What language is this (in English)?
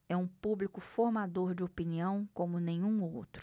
Portuguese